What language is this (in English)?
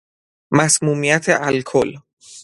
Persian